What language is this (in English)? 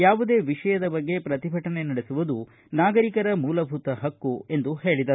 Kannada